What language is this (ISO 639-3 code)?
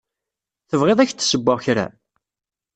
kab